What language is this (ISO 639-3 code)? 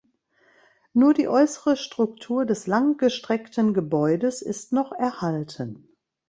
deu